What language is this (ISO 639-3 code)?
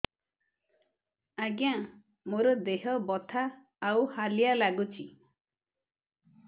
ori